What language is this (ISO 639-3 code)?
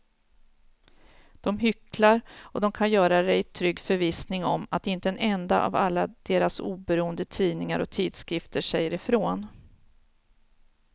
swe